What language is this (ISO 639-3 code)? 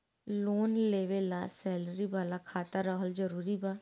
bho